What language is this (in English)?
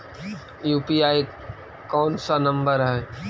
Magahi